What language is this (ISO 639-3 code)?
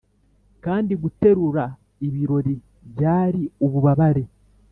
kin